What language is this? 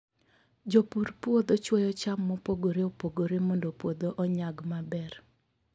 Luo (Kenya and Tanzania)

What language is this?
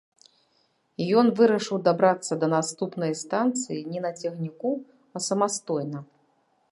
Belarusian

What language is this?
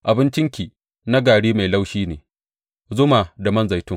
Hausa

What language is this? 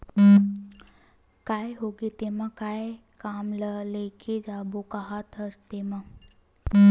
Chhattisgarhi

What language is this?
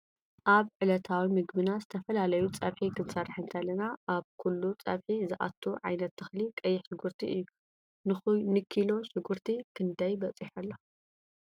Tigrinya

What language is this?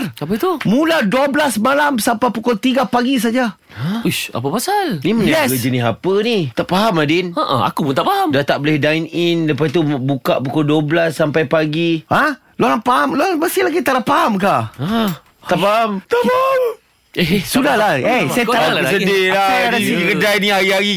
Malay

